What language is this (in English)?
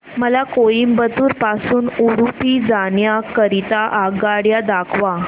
Marathi